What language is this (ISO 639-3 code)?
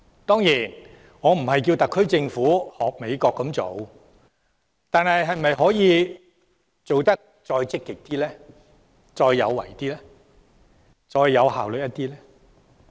yue